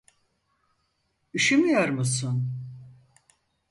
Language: Turkish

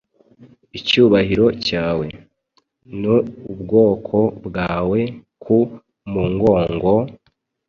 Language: Kinyarwanda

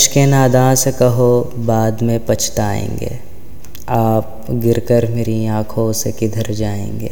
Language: Urdu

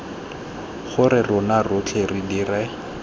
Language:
Tswana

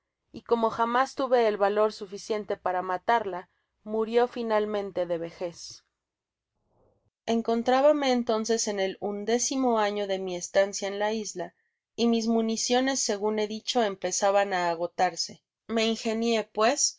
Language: Spanish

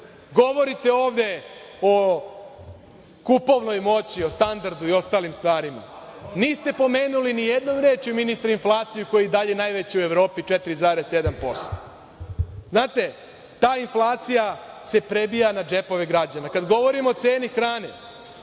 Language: Serbian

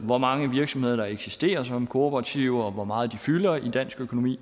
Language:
Danish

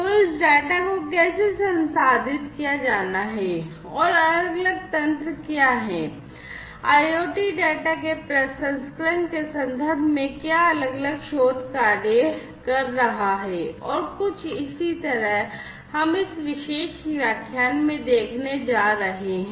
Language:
Hindi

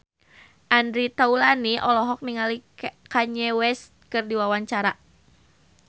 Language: Sundanese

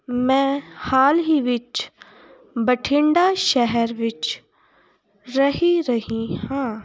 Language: Punjabi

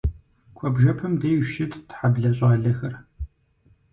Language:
Kabardian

